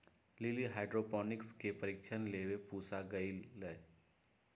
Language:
Magahi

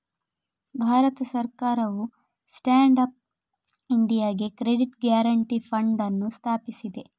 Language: Kannada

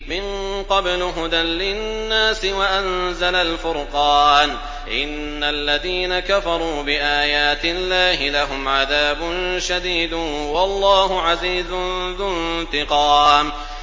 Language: Arabic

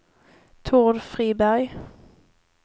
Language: Swedish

